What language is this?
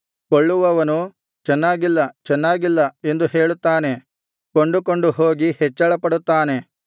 Kannada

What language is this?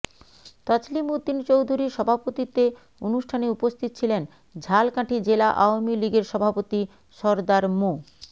Bangla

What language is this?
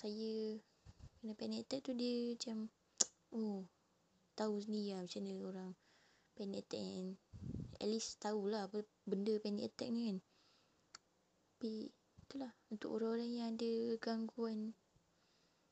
Malay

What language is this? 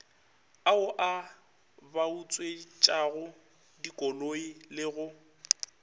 Northern Sotho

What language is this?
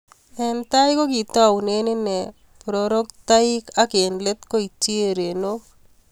Kalenjin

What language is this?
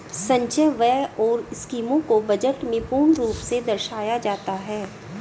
Hindi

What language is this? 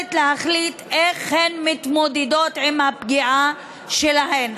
Hebrew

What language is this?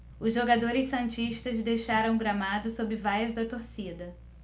Portuguese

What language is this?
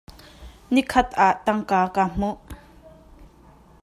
Hakha Chin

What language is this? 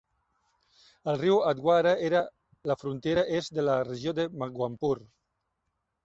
Catalan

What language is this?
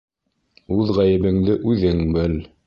Bashkir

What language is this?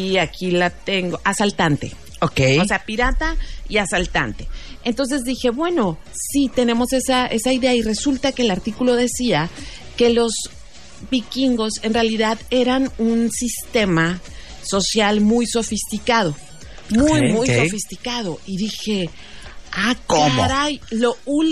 Spanish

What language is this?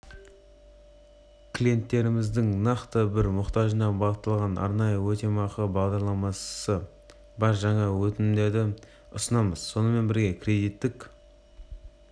Kazakh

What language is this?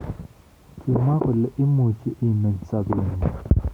Kalenjin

